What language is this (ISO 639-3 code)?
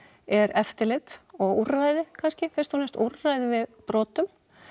isl